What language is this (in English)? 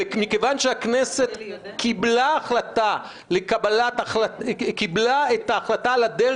Hebrew